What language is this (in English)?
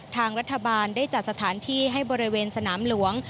Thai